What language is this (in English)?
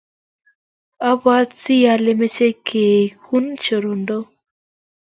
Kalenjin